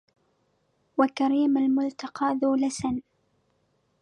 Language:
Arabic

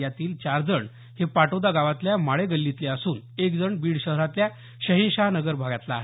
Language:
Marathi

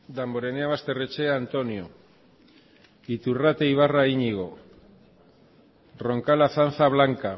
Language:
Basque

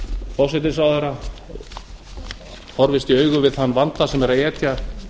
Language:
Icelandic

